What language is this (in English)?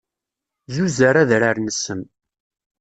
Kabyle